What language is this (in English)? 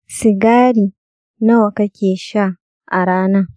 Hausa